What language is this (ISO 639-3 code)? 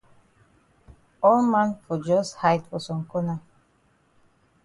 wes